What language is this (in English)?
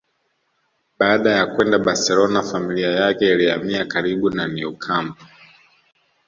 Swahili